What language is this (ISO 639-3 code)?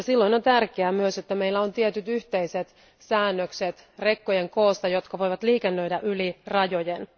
fin